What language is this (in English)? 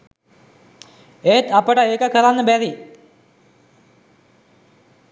Sinhala